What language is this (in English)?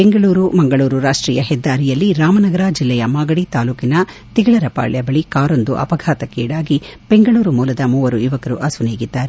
Kannada